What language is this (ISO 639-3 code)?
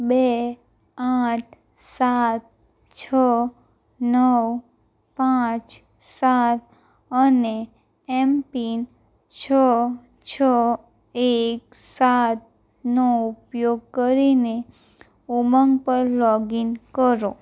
guj